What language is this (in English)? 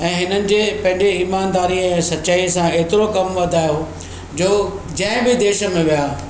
Sindhi